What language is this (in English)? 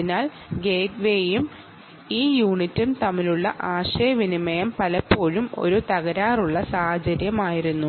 Malayalam